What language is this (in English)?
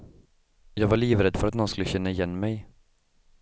Swedish